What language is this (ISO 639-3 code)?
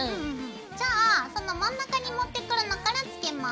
jpn